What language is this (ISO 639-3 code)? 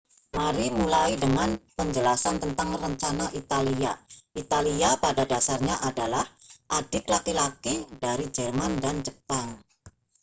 ind